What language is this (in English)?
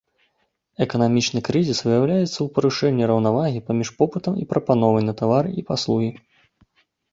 Belarusian